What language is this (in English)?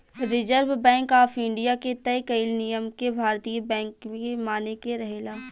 Bhojpuri